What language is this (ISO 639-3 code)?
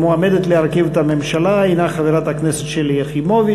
heb